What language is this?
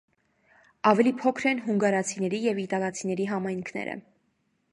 Armenian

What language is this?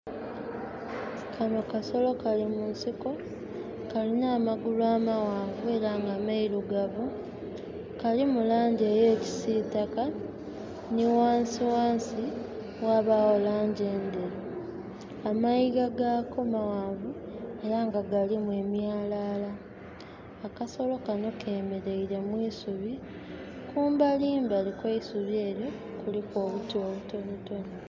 Soga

